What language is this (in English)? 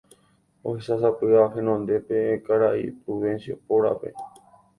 Guarani